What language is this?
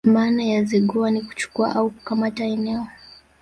Swahili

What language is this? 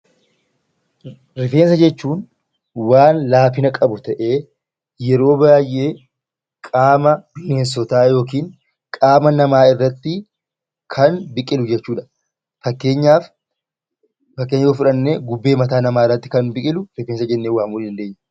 Oromo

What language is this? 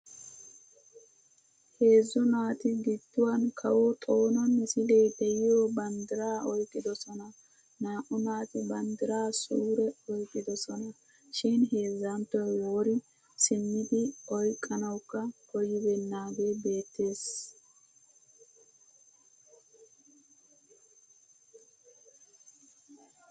Wolaytta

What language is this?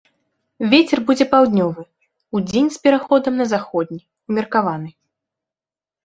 Belarusian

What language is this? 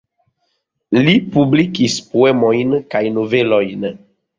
Esperanto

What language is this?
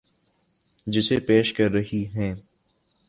Urdu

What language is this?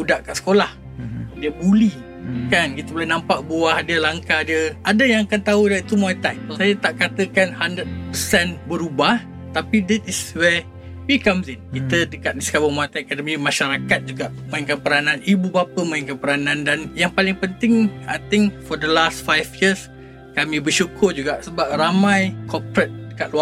Malay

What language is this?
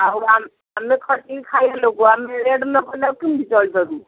Odia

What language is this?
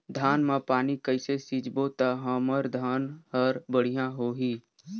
Chhattisgarhi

